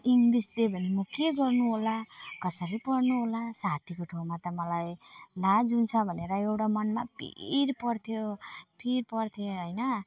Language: Nepali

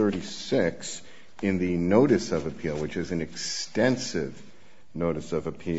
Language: English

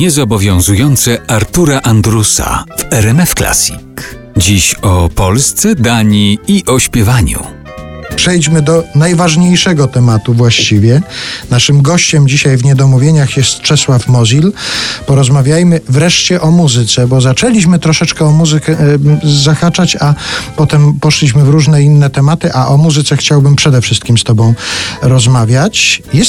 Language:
Polish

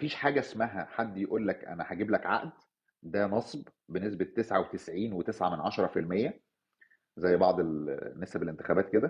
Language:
Arabic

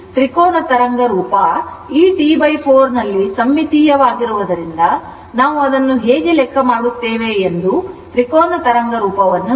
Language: Kannada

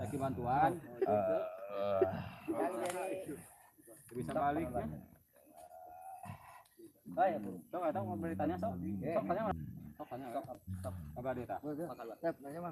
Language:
Indonesian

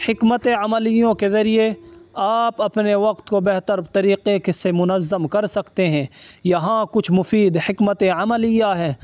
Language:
Urdu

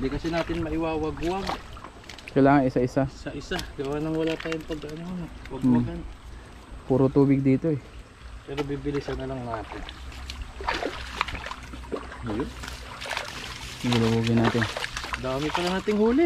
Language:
Filipino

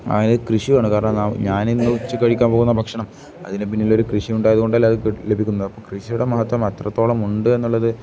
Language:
Malayalam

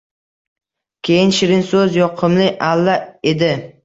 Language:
Uzbek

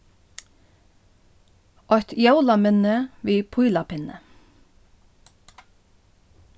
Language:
Faroese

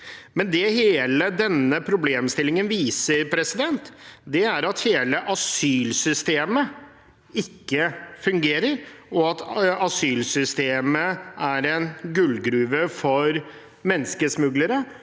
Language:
Norwegian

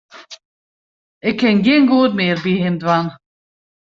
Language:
Western Frisian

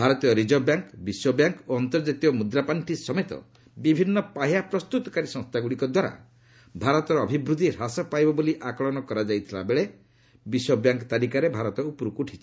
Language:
Odia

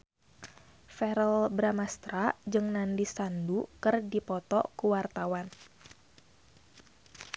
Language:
Sundanese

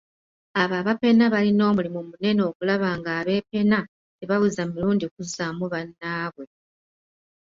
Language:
Ganda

